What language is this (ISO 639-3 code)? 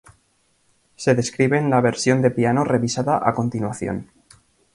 spa